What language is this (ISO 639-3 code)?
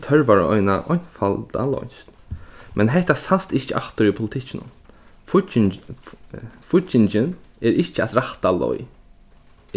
fao